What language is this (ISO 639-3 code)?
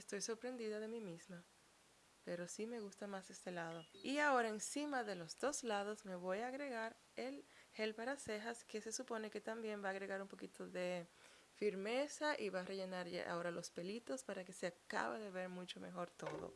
spa